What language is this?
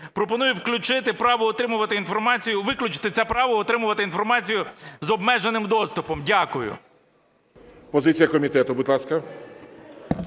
Ukrainian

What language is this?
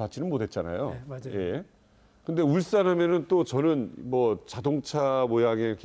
Korean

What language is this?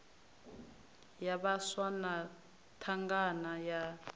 Venda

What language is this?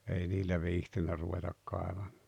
Finnish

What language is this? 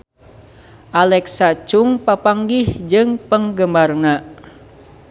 Sundanese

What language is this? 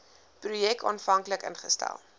Afrikaans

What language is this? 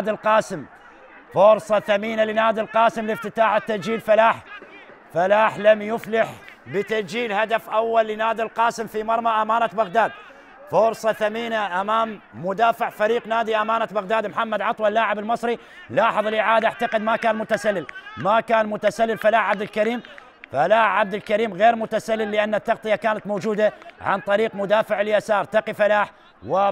Arabic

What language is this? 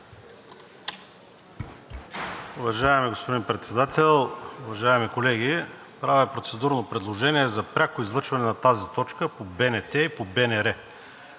Bulgarian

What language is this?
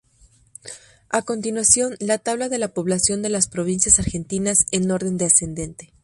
Spanish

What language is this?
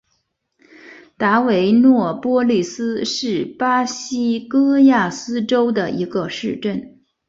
Chinese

